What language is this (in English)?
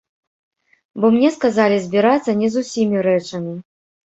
Belarusian